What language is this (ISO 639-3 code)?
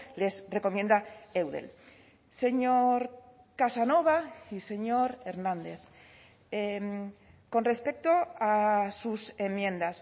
spa